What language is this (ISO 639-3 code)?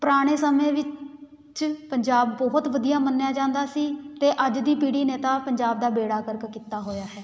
pan